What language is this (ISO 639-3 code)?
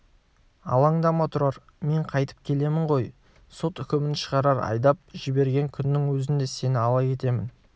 kaz